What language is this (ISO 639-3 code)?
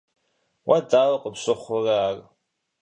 kbd